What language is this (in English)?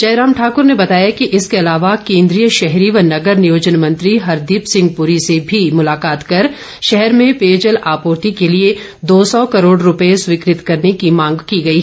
Hindi